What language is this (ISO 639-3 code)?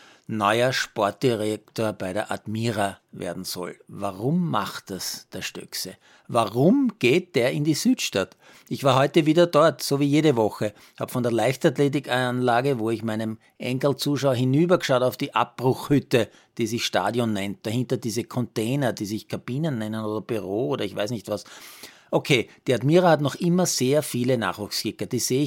deu